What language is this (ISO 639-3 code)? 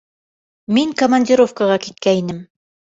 bak